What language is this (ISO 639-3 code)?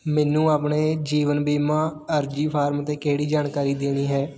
pan